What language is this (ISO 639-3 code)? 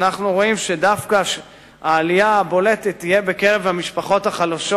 heb